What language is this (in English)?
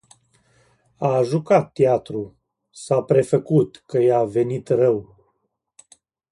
Romanian